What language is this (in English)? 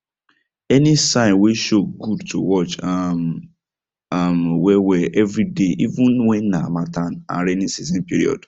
Nigerian Pidgin